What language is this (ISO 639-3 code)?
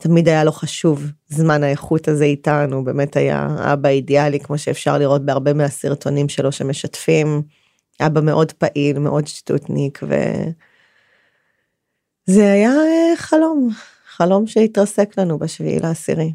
heb